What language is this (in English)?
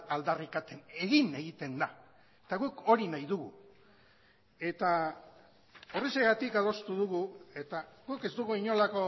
Basque